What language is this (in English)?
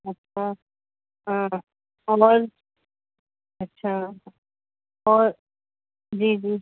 Sindhi